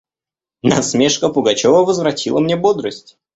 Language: Russian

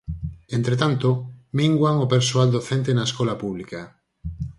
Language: Galician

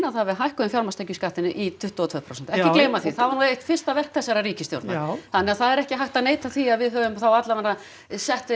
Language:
Icelandic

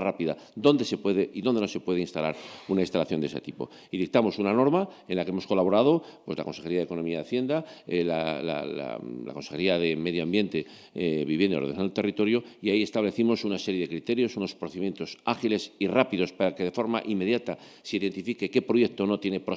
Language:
Spanish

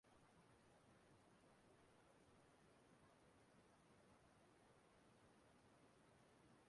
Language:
Igbo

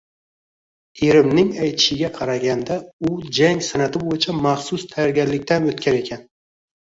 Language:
Uzbek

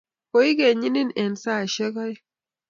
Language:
Kalenjin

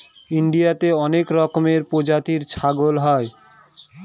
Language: Bangla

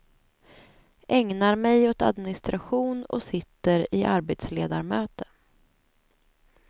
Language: Swedish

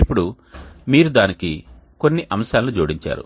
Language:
Telugu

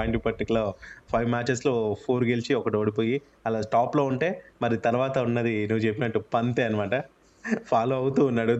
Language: Telugu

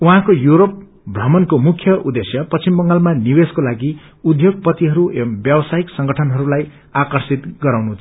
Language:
Nepali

